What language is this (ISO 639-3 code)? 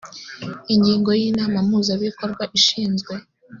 kin